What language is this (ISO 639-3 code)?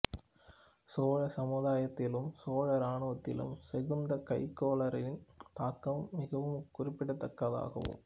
tam